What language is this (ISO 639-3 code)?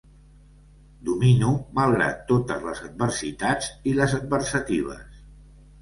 cat